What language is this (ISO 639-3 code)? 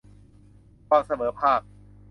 tha